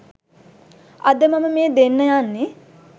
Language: Sinhala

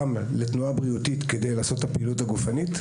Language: Hebrew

